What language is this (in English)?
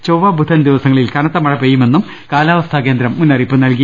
Malayalam